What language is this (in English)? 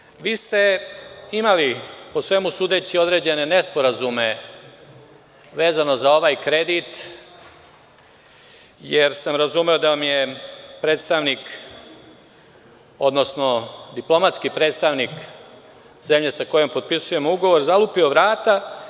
Serbian